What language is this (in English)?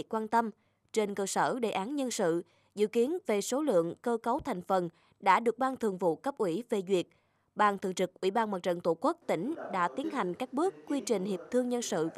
Vietnamese